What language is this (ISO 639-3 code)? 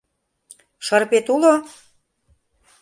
chm